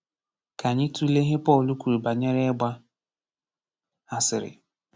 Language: Igbo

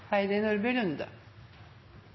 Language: Norwegian Nynorsk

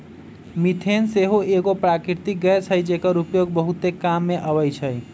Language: Magahi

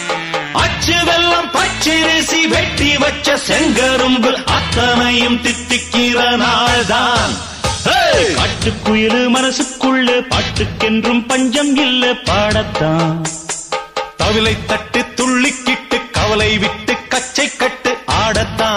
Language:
Tamil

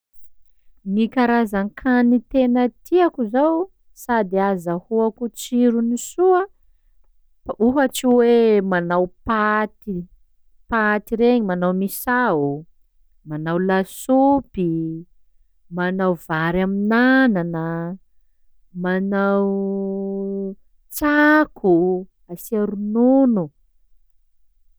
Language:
Sakalava Malagasy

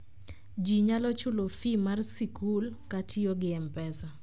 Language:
Luo (Kenya and Tanzania)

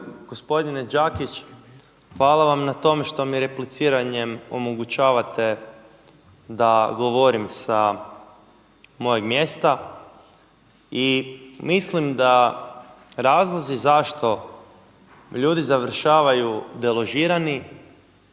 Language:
Croatian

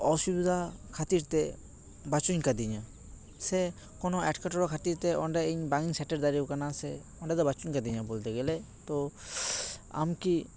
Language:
Santali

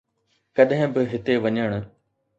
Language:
Sindhi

